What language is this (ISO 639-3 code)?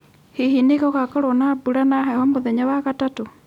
kik